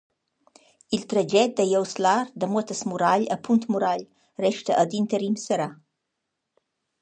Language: Romansh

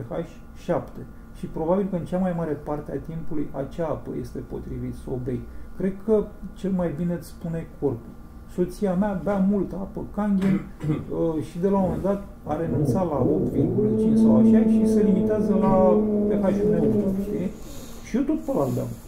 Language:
Romanian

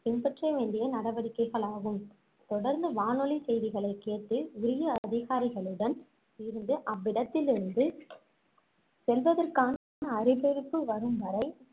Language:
Tamil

